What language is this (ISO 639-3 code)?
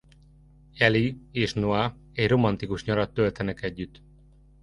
hun